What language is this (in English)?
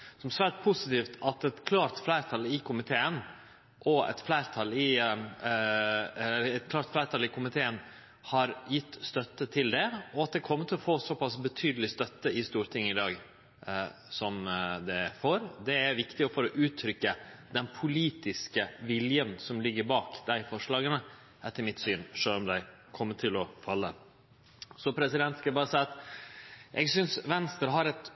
Norwegian Nynorsk